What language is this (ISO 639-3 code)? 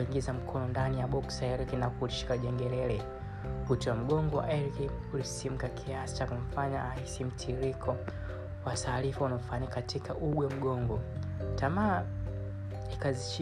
swa